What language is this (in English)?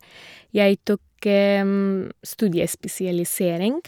Norwegian